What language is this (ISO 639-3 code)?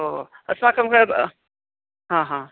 san